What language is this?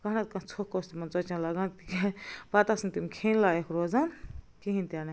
Kashmiri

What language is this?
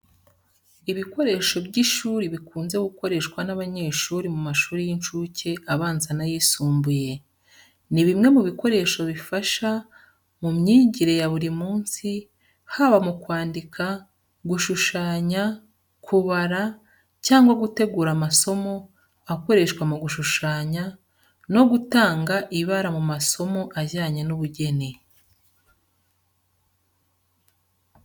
Kinyarwanda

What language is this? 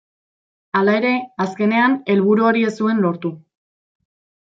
Basque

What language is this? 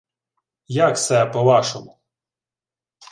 Ukrainian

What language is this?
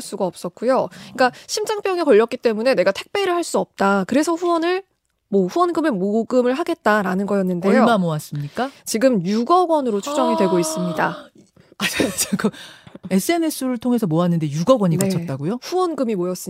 Korean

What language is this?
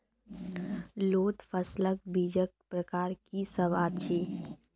Maithili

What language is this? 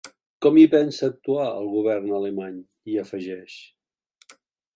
Catalan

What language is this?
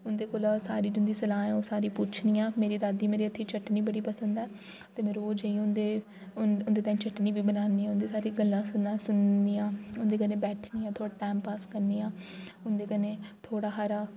Dogri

